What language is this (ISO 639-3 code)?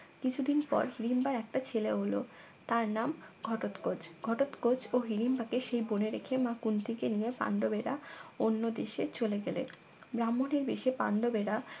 ben